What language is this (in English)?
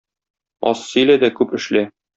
Tatar